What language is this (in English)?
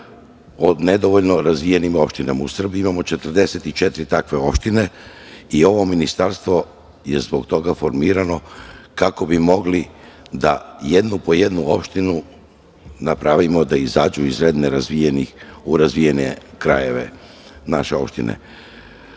Serbian